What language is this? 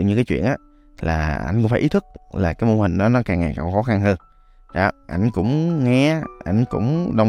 Vietnamese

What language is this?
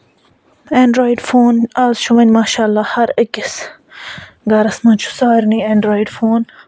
Kashmiri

